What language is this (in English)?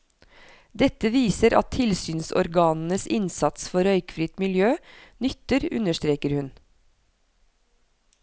Norwegian